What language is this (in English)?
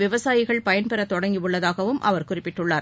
Tamil